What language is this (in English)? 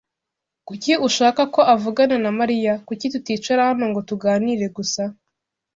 Kinyarwanda